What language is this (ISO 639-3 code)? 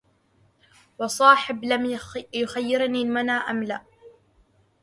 ara